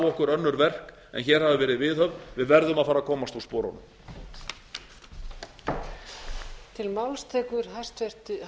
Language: Icelandic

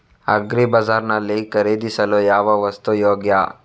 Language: Kannada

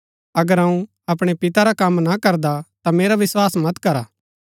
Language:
Gaddi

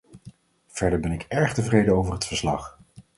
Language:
Dutch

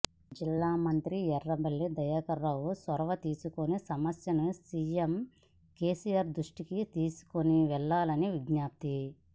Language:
Telugu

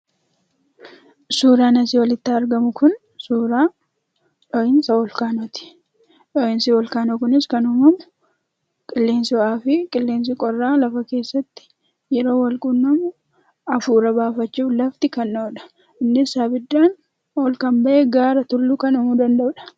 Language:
Oromo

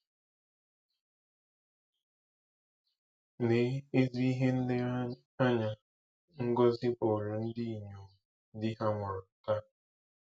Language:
Igbo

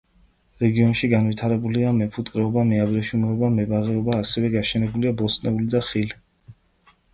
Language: Georgian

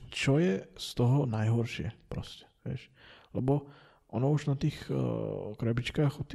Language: Slovak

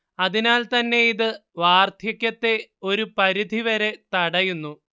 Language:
Malayalam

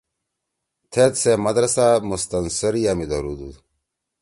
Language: Torwali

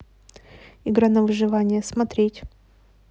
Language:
Russian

